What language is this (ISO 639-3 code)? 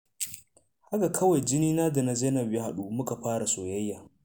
hau